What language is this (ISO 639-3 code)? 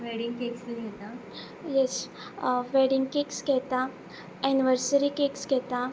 kok